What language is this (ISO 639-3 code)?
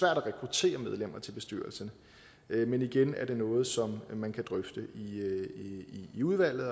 dan